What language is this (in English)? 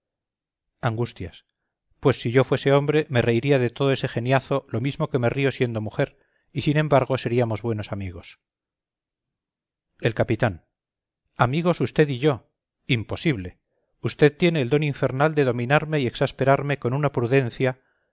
Spanish